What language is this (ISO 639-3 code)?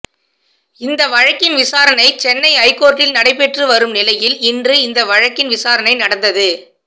tam